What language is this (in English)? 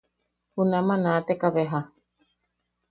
Yaqui